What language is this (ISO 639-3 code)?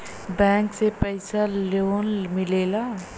bho